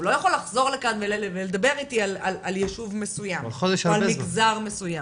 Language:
Hebrew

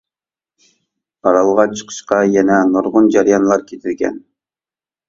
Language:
Uyghur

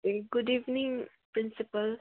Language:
Nepali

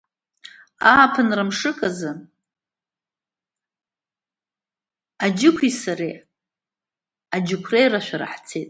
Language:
Abkhazian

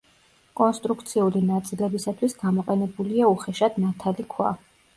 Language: Georgian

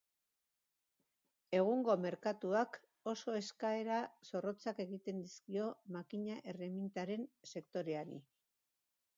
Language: Basque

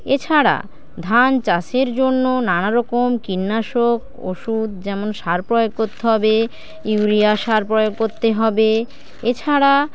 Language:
Bangla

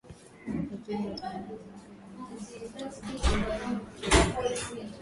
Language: Swahili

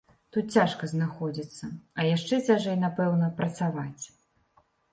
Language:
Belarusian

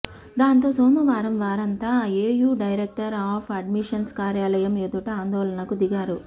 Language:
Telugu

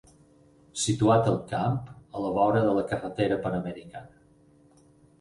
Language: Catalan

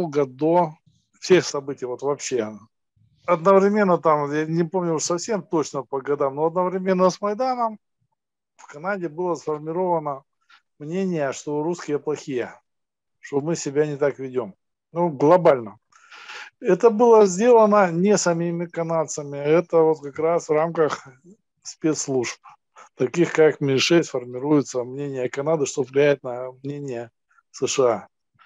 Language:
Russian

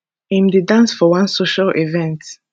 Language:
Nigerian Pidgin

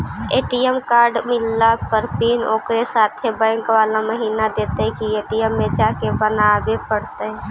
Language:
Magahi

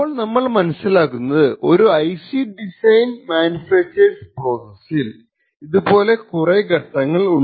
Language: Malayalam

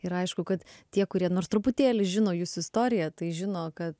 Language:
Lithuanian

